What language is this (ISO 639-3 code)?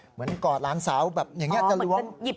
tha